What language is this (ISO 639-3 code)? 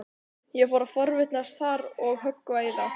isl